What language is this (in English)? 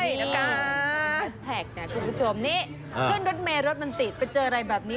Thai